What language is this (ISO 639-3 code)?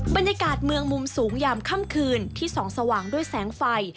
tha